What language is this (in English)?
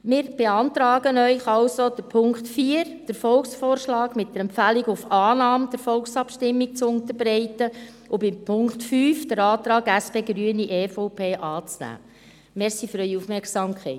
Swiss German